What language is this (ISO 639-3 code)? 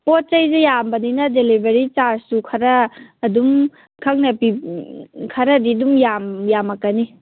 mni